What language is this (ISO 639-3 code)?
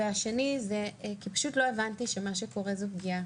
heb